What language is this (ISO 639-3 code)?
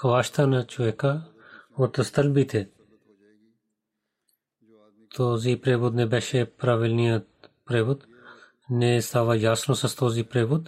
bul